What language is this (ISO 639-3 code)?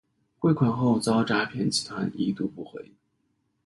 zho